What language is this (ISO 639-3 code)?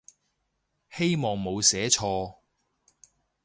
yue